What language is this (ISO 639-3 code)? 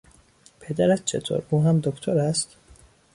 fas